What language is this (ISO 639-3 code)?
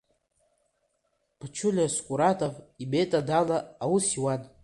abk